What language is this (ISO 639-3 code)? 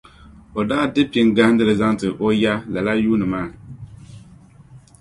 dag